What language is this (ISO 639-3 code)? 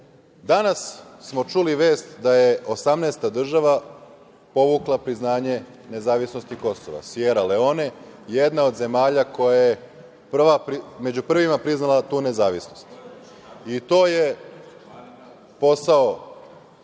srp